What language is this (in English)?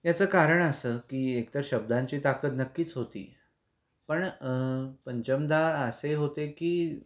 Marathi